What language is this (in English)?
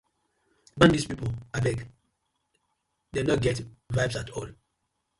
Nigerian Pidgin